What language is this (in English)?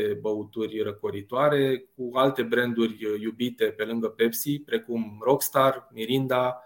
Romanian